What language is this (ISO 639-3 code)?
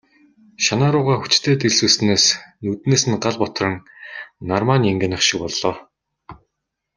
mon